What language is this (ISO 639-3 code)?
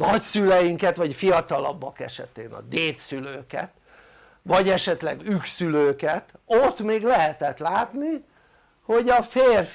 hun